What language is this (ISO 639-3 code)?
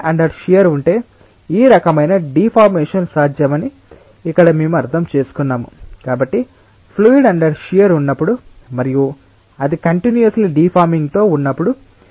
tel